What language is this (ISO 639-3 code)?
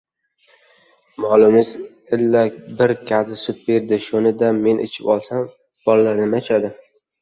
uzb